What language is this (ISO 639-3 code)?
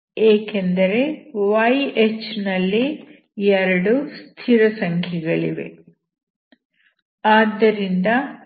kan